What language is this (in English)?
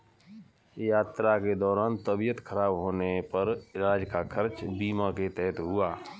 Hindi